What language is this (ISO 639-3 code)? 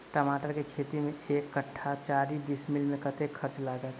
mai